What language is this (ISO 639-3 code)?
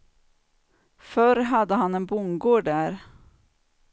swe